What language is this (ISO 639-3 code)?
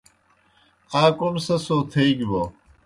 plk